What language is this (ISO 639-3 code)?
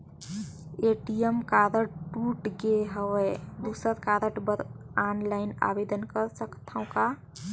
hne